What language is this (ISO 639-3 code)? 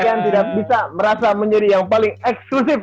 ind